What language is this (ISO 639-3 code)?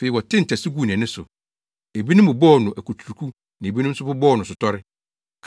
aka